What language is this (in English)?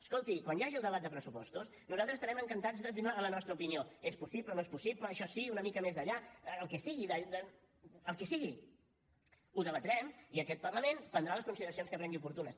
Catalan